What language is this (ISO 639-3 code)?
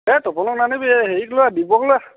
asm